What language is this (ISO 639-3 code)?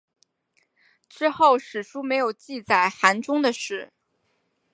zho